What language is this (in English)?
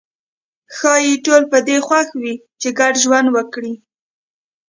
Pashto